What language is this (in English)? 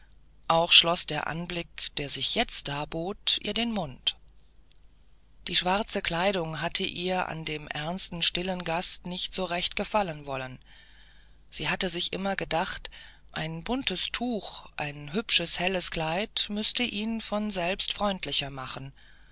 German